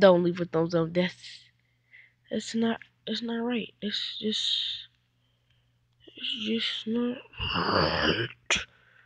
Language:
English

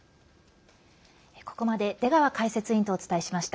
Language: Japanese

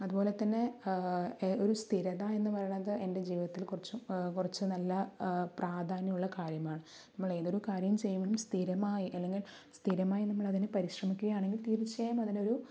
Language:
Malayalam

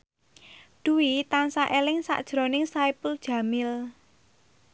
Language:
Javanese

